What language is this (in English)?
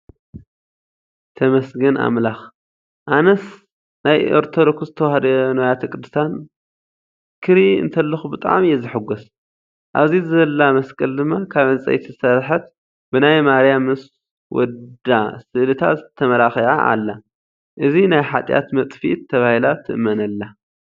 Tigrinya